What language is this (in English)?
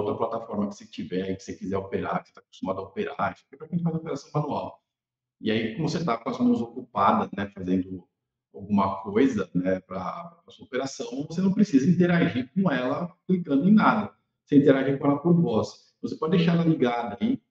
Portuguese